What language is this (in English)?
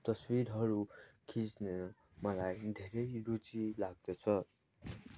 Nepali